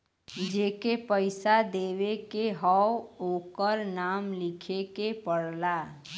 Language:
Bhojpuri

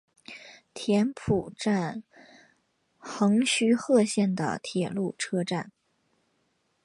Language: Chinese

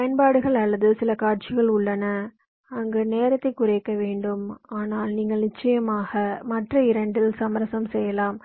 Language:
Tamil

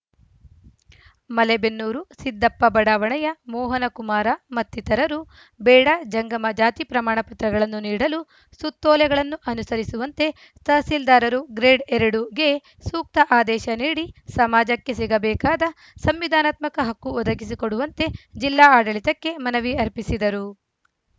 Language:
Kannada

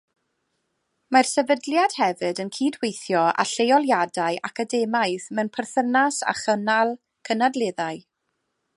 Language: Welsh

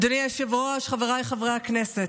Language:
Hebrew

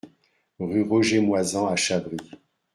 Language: French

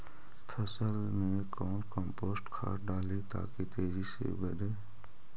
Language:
Magahi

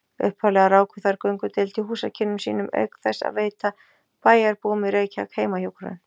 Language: Icelandic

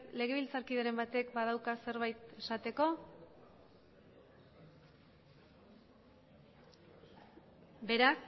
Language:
Basque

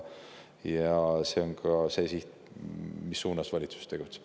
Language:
Estonian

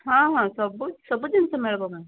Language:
Odia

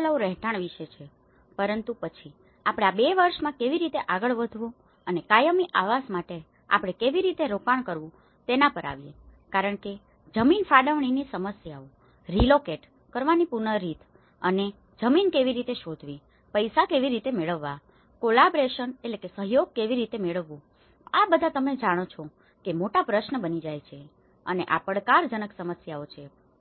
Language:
Gujarati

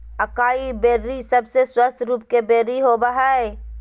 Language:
Magahi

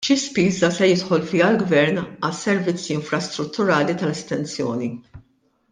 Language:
Maltese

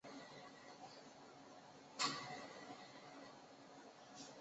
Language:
Chinese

